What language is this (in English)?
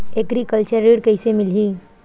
Chhattisgarhi